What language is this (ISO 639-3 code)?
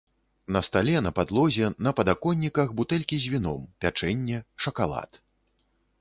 bel